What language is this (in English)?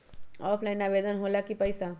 Magahi